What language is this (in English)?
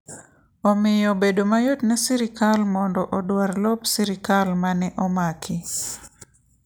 Luo (Kenya and Tanzania)